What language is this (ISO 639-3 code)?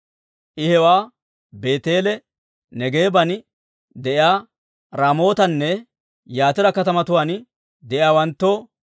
dwr